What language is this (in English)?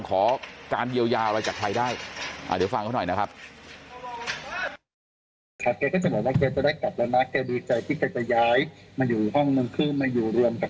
Thai